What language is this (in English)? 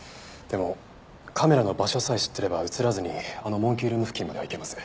Japanese